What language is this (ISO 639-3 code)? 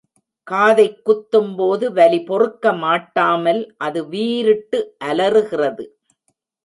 tam